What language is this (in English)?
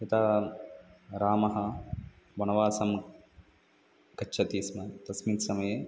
Sanskrit